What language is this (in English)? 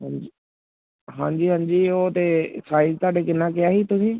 Punjabi